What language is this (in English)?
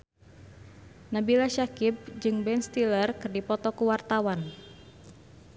Sundanese